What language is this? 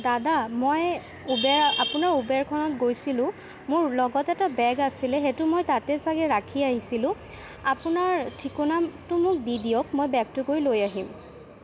Assamese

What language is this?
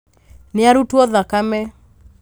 Kikuyu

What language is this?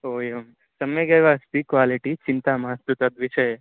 Sanskrit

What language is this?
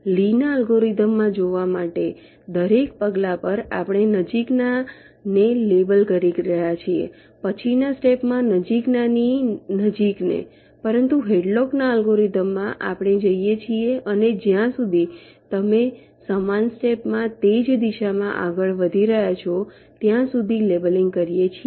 Gujarati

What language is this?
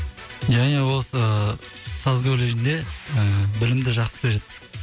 Kazakh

